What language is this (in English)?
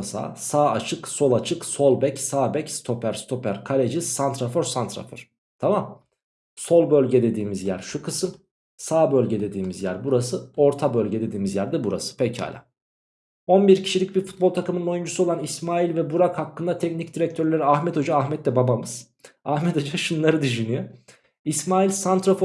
Turkish